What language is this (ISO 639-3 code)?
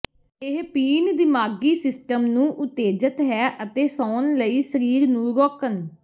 pan